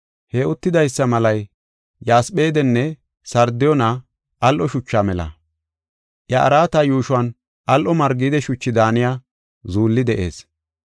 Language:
Gofa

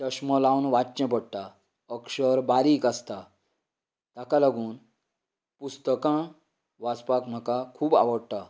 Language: Konkani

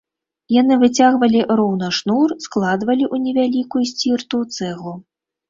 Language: Belarusian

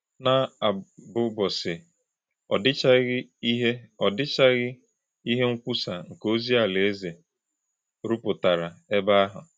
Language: Igbo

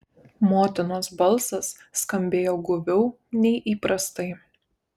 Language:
Lithuanian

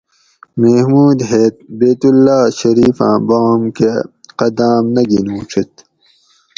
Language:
Gawri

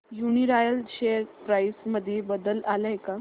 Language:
Marathi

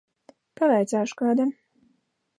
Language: Latvian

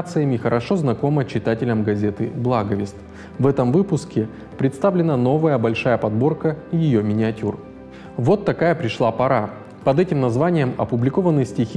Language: Russian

